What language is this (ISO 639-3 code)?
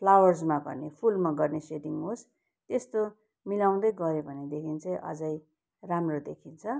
nep